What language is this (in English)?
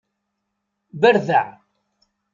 Kabyle